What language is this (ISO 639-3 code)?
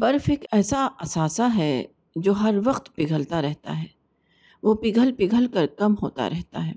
urd